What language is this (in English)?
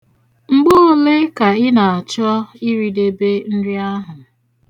Igbo